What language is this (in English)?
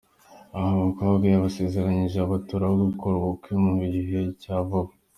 Kinyarwanda